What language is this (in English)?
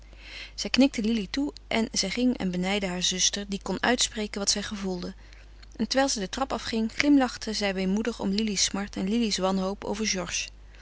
Dutch